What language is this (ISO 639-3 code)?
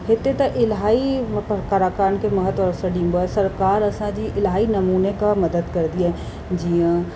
snd